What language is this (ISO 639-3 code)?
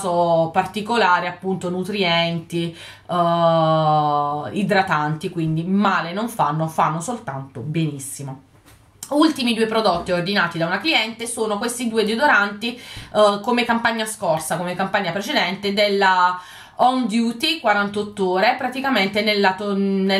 ita